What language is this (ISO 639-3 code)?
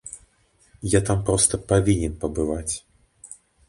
bel